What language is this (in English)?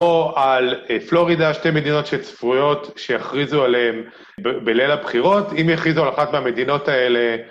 Hebrew